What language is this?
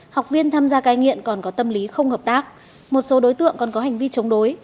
Vietnamese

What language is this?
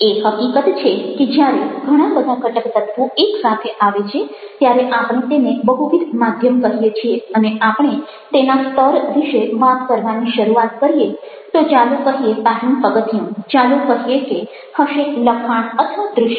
Gujarati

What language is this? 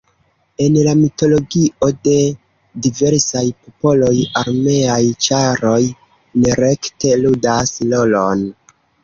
Esperanto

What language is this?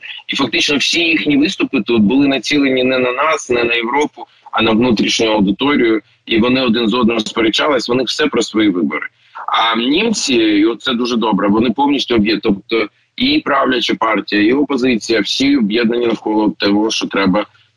Ukrainian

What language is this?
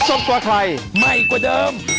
Thai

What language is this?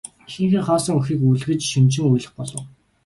Mongolian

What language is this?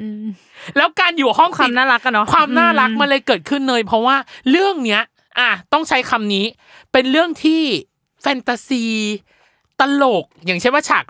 Thai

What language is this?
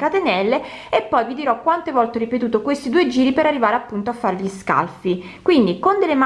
Italian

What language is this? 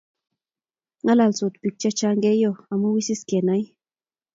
Kalenjin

